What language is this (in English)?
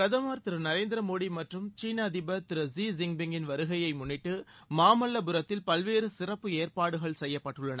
Tamil